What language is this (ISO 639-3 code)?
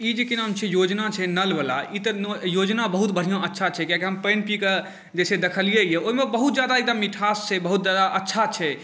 mai